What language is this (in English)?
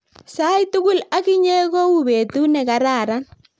Kalenjin